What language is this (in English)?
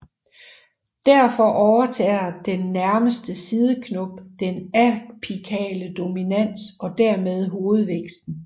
Danish